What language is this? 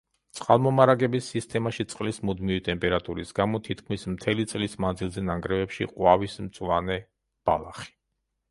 Georgian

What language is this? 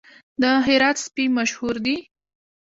Pashto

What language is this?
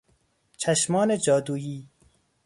Persian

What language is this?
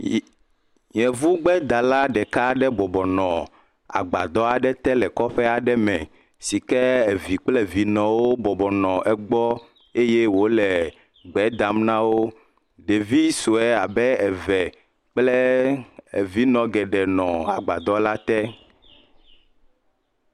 Ewe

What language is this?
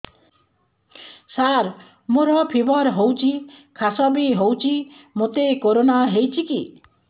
Odia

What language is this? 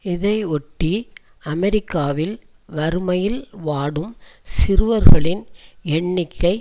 Tamil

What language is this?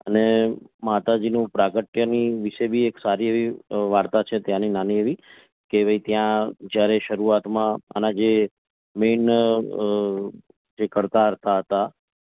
Gujarati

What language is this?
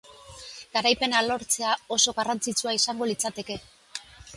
Basque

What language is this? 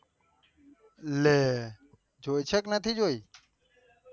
Gujarati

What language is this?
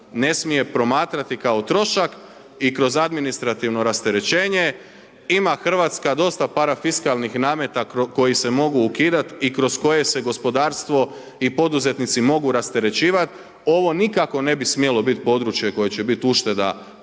Croatian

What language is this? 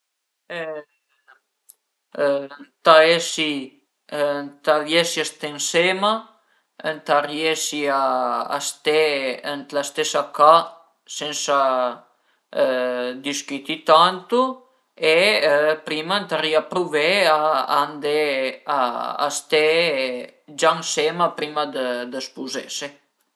Piedmontese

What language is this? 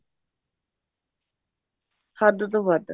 Punjabi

